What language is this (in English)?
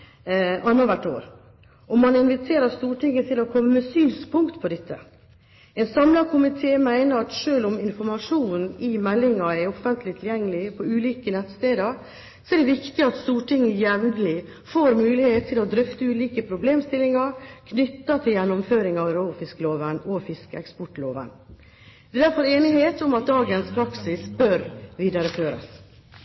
Norwegian Bokmål